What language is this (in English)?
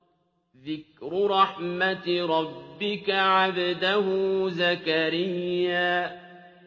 Arabic